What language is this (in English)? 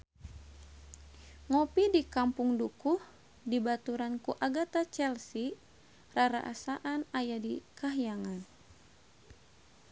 Sundanese